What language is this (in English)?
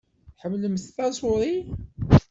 Kabyle